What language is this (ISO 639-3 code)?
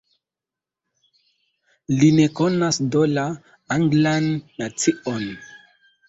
epo